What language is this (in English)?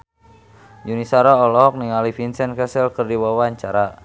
Sundanese